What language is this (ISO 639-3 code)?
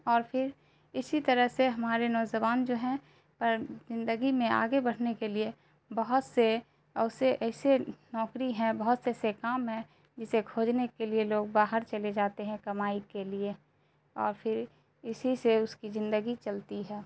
urd